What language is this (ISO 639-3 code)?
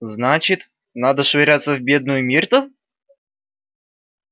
rus